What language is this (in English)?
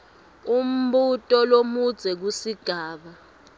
Swati